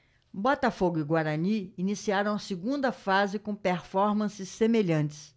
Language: Portuguese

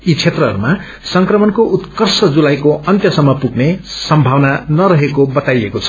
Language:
Nepali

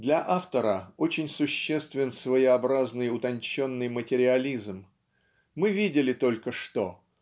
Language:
Russian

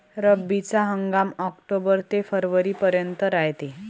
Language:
Marathi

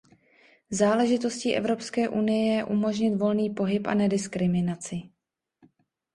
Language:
Czech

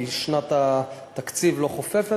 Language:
Hebrew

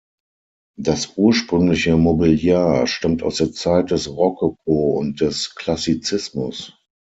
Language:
German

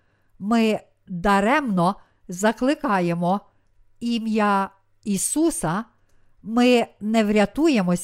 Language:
Ukrainian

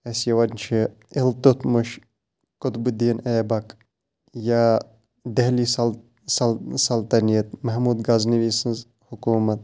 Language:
Kashmiri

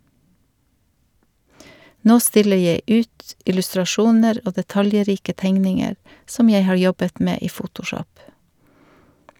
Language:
Norwegian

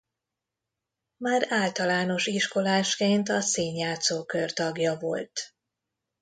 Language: Hungarian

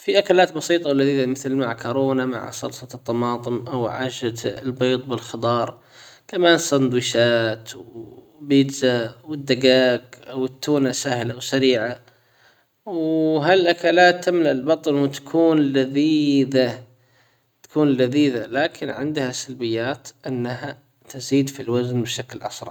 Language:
Hijazi Arabic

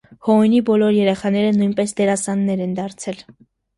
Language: Armenian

